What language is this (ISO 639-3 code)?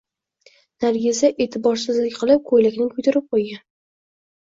uzb